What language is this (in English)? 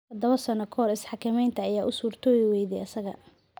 Somali